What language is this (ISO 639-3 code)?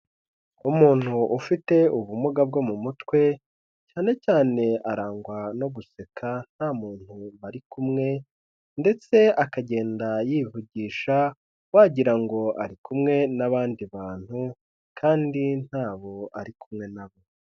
kin